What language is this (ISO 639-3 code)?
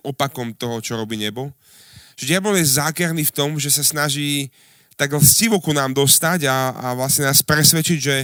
slk